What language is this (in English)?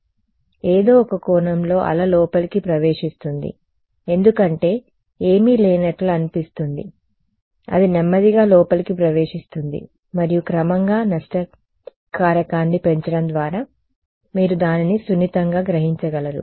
Telugu